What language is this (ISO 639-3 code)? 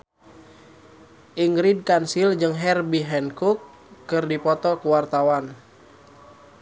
sun